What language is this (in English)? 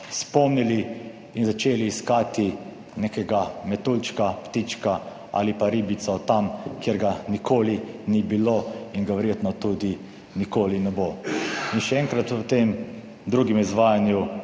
Slovenian